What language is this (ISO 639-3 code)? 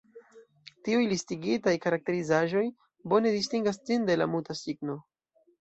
epo